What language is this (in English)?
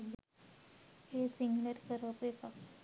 Sinhala